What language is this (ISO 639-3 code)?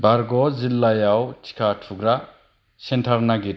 brx